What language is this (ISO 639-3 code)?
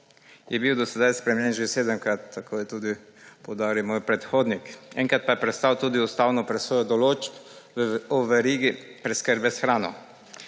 slv